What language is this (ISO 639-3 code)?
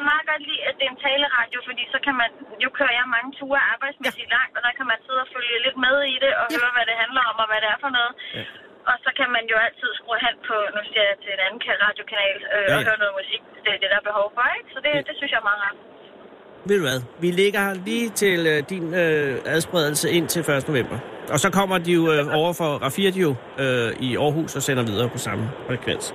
dan